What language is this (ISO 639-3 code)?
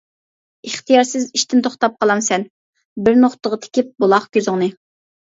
uig